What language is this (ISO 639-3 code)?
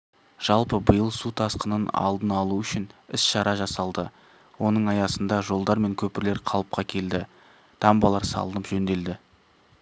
kaz